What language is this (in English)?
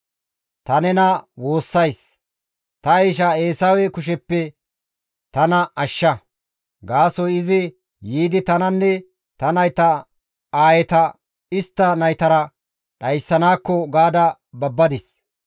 Gamo